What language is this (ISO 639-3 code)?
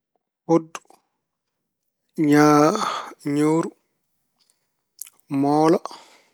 ful